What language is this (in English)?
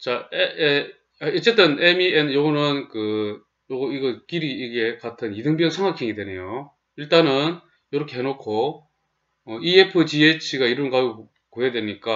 Korean